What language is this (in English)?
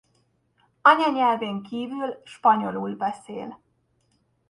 Hungarian